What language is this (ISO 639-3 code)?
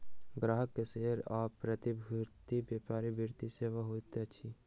mai